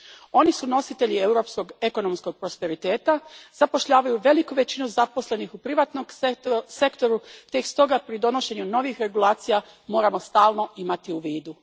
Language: Croatian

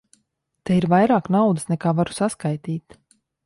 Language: Latvian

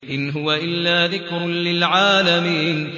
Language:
Arabic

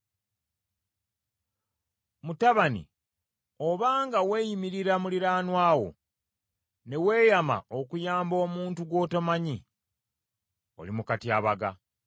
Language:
Ganda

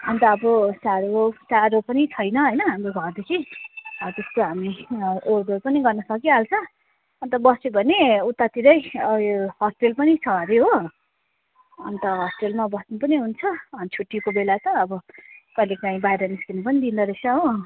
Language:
Nepali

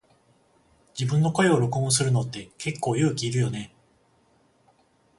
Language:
Japanese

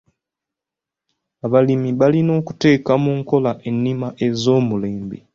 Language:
Ganda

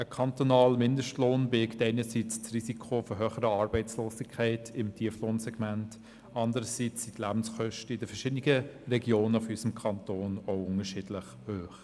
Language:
Swiss German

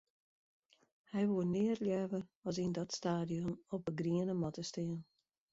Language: Western Frisian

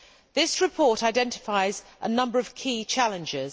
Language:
English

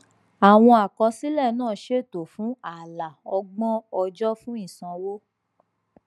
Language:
Yoruba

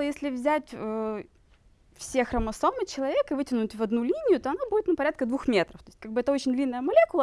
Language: Russian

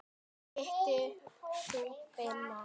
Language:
Icelandic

